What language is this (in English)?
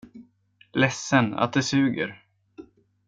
Swedish